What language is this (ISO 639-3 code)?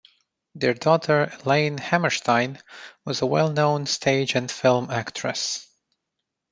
eng